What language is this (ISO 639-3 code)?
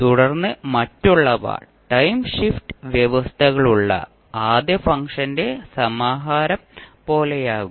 mal